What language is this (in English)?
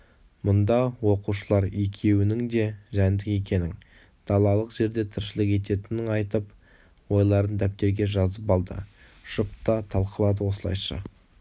Kazakh